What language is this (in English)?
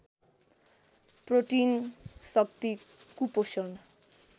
Nepali